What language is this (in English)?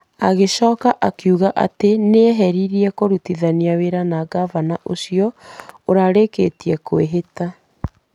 Kikuyu